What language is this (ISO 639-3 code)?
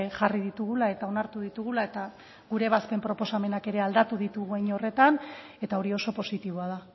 eus